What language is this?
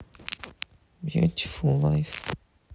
Russian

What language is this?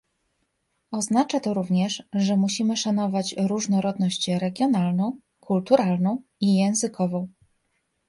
Polish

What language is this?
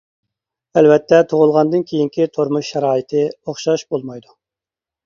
Uyghur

